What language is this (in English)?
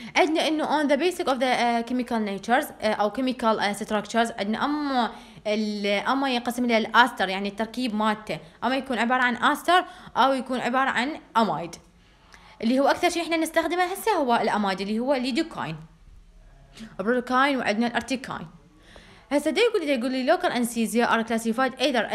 Arabic